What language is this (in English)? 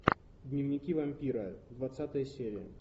Russian